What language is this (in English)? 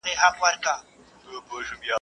Pashto